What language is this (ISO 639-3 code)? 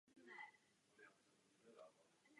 ces